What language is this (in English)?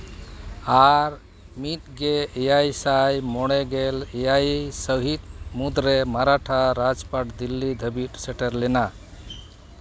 Santali